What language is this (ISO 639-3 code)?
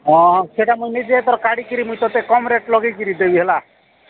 ori